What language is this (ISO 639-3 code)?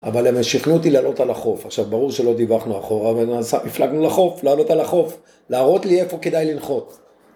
heb